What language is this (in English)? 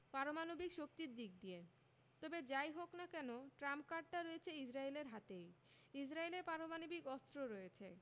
Bangla